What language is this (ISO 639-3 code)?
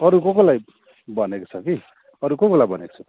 nep